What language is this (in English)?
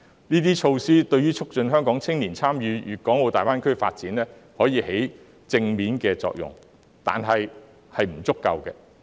Cantonese